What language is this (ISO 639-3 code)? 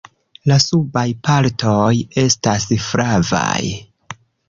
epo